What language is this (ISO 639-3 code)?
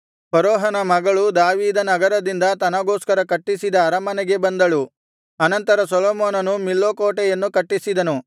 kan